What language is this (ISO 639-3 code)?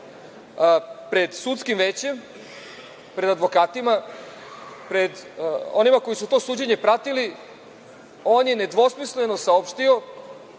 srp